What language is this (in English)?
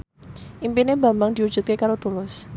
Javanese